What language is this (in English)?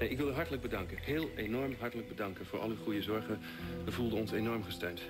Dutch